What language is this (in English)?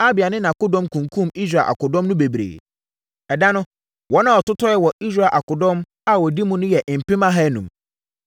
Akan